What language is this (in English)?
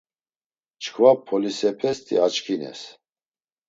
Laz